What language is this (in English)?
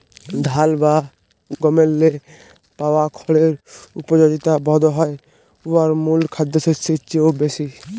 Bangla